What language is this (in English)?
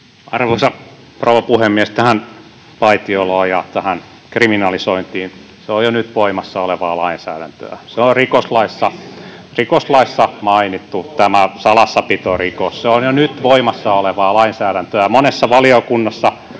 Finnish